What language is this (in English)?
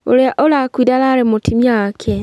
Kikuyu